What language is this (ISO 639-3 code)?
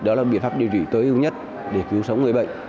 vie